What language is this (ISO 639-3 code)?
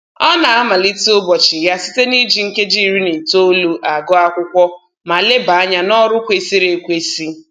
ibo